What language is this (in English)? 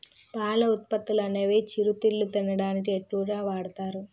Telugu